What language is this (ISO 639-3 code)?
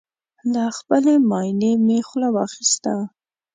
pus